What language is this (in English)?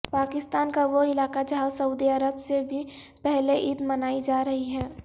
Urdu